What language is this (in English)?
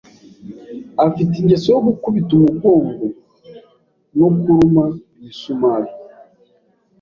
Kinyarwanda